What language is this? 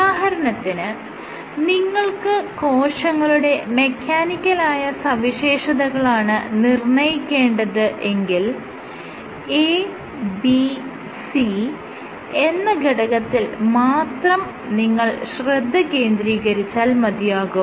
Malayalam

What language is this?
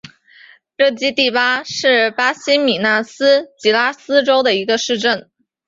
Chinese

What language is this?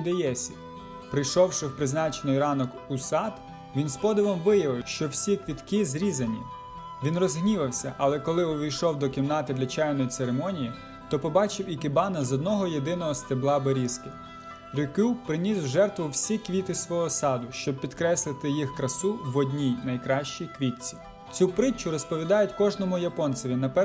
Ukrainian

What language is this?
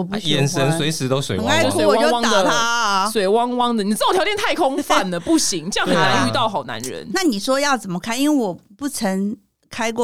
Chinese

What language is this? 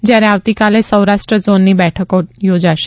Gujarati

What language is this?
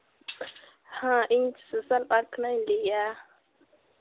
Santali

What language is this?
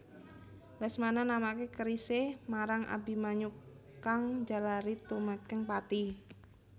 Javanese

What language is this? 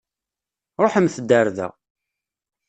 Kabyle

